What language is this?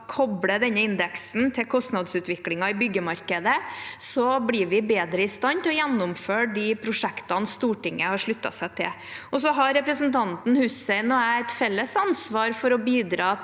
Norwegian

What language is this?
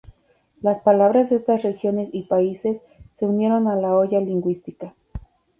Spanish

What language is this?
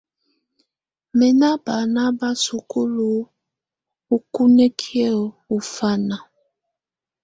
Tunen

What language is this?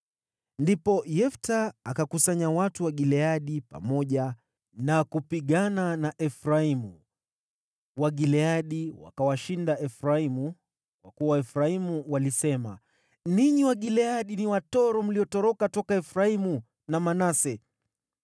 Swahili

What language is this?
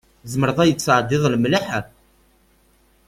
Kabyle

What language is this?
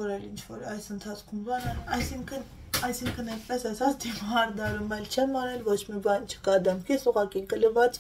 Turkish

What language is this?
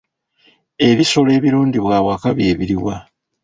Ganda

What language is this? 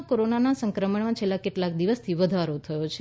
Gujarati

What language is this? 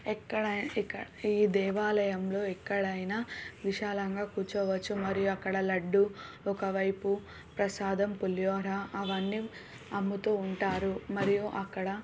Telugu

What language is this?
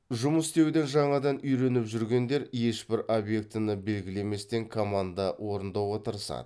Kazakh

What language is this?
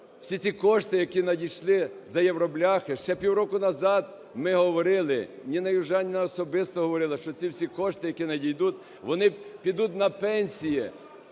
Ukrainian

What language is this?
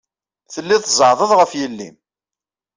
Kabyle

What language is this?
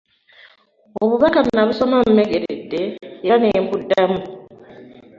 Ganda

